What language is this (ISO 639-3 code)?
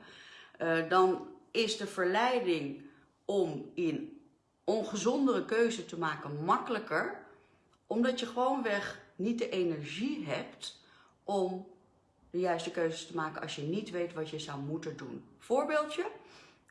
nld